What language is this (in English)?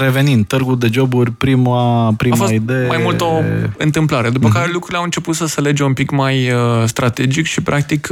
Romanian